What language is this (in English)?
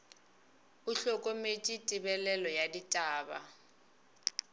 Northern Sotho